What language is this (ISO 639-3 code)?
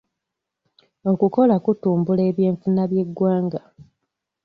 lug